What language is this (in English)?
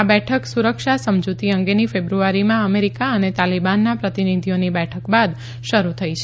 Gujarati